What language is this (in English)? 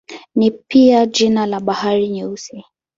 Swahili